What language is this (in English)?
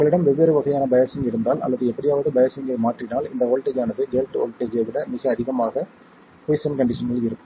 Tamil